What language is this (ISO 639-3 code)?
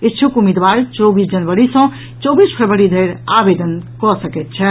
mai